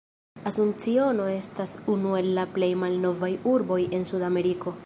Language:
Esperanto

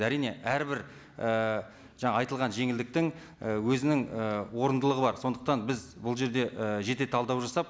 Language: Kazakh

